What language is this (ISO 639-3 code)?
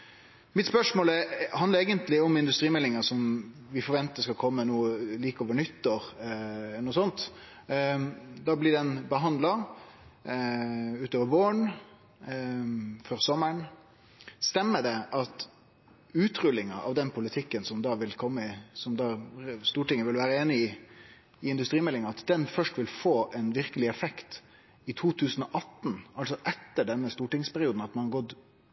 nno